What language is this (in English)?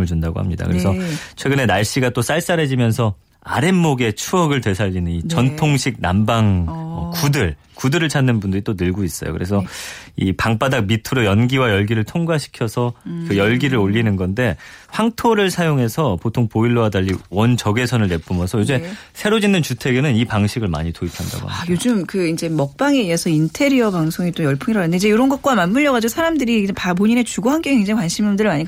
Korean